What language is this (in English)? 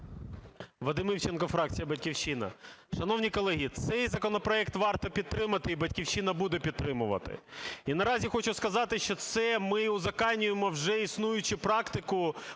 Ukrainian